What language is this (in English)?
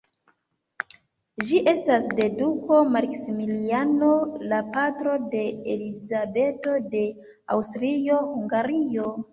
Esperanto